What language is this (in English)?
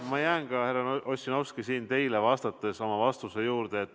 Estonian